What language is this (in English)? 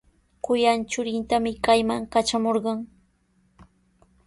Sihuas Ancash Quechua